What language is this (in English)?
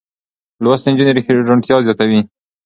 Pashto